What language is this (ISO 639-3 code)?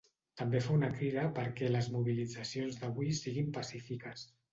cat